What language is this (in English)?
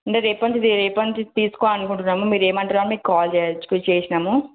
Telugu